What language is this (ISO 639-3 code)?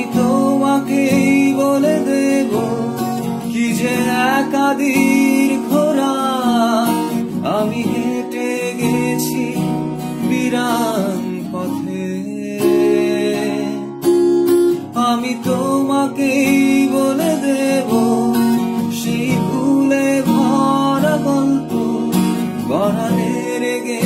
kor